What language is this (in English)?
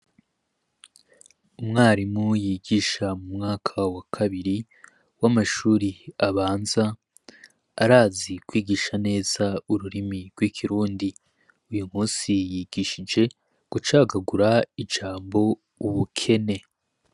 Rundi